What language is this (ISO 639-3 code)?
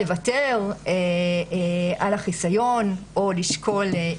heb